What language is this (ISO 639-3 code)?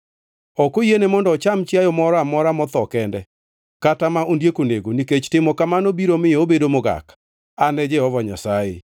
luo